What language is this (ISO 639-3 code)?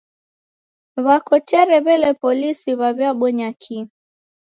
dav